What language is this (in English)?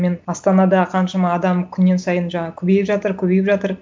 Kazakh